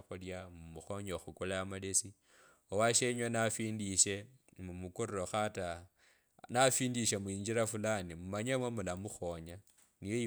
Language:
Kabras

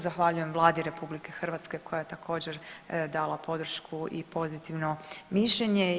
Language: Croatian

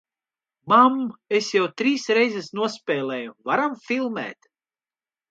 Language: Latvian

